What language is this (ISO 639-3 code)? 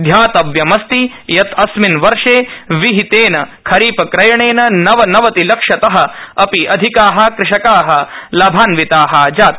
san